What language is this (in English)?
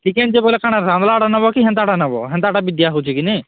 Odia